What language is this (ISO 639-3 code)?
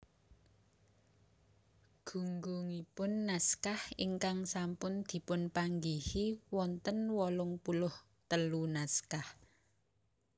jav